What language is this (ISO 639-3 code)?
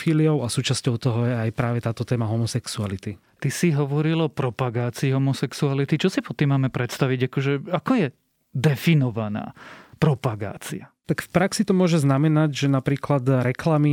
slk